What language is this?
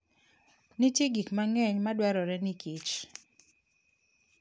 Luo (Kenya and Tanzania)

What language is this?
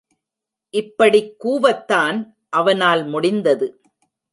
Tamil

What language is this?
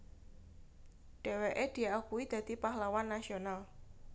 Javanese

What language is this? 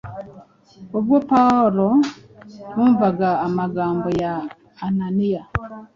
Kinyarwanda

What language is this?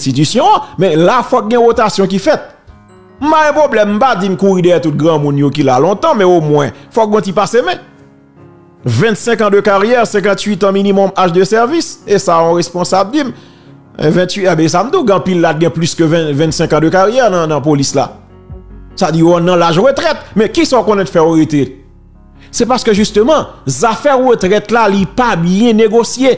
French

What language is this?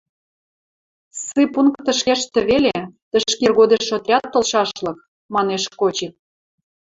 Western Mari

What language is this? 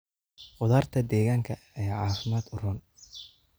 Somali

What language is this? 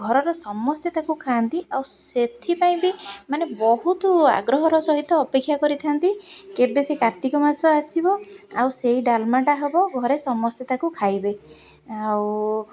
Odia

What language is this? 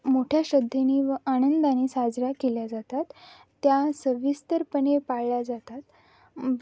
Marathi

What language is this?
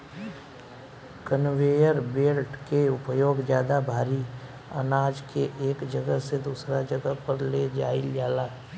Bhojpuri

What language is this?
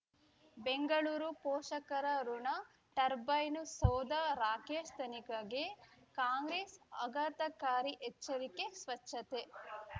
Kannada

